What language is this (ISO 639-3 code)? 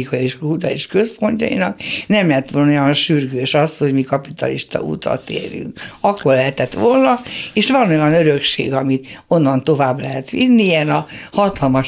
hun